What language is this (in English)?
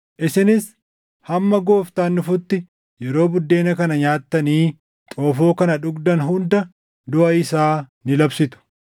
Oromo